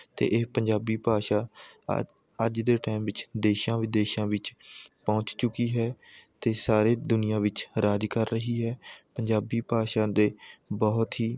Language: Punjabi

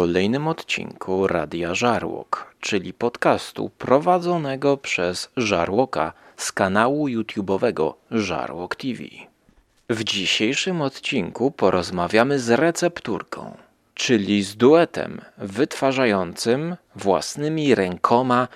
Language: Polish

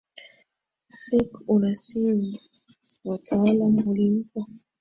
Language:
Swahili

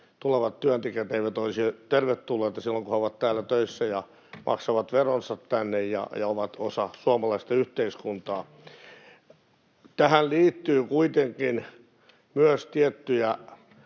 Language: Finnish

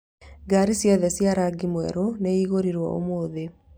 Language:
Kikuyu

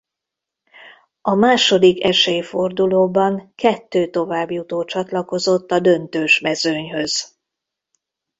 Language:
Hungarian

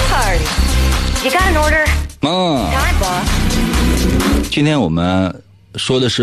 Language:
Chinese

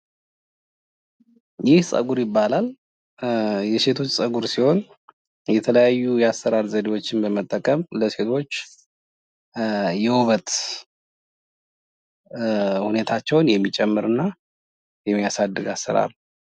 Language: Amharic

